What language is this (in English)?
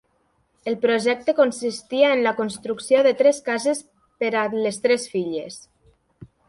Catalan